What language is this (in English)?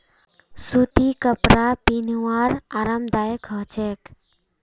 Magahi